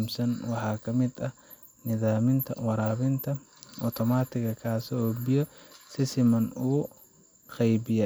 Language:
Somali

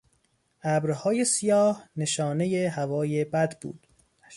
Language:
Persian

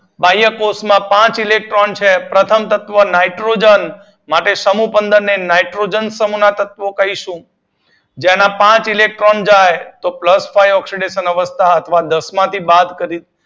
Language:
Gujarati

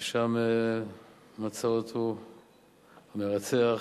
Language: Hebrew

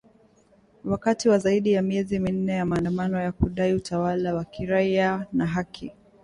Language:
Swahili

